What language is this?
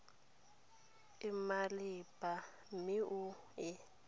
Tswana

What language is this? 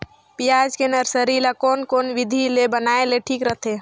Chhattisgarhi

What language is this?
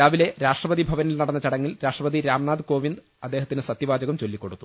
Malayalam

